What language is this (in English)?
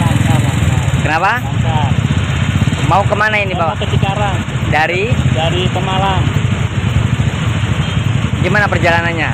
Indonesian